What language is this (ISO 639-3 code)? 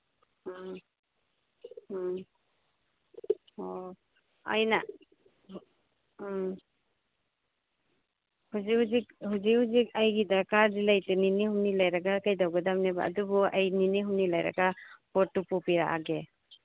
mni